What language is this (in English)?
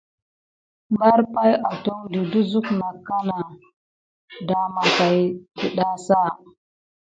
Gidar